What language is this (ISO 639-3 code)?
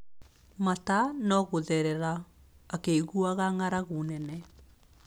kik